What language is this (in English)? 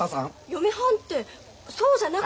Japanese